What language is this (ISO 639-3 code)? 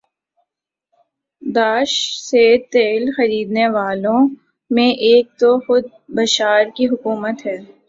urd